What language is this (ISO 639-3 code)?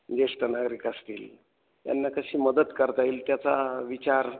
mar